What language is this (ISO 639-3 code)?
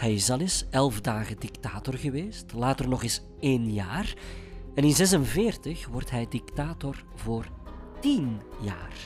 nld